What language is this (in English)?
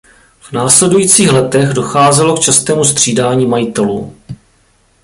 Czech